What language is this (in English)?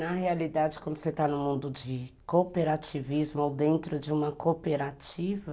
Portuguese